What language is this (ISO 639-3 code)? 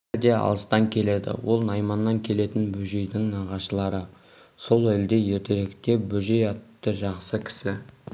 kaz